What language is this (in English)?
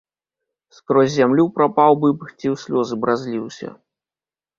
Belarusian